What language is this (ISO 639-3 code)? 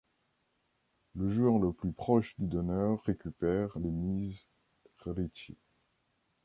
fra